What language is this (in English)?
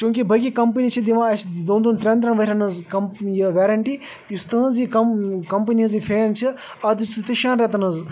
Kashmiri